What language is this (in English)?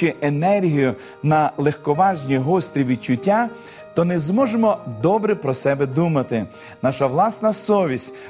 Ukrainian